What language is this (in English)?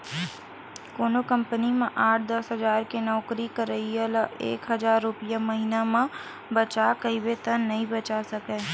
Chhattisgarhi